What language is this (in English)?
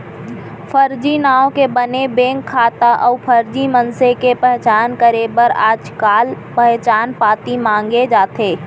Chhattisgarhi